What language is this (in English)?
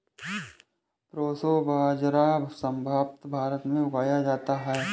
Hindi